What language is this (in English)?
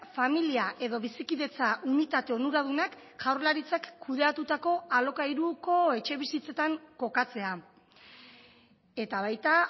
Basque